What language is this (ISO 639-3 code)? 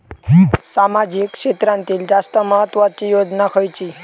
mar